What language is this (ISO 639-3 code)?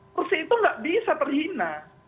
ind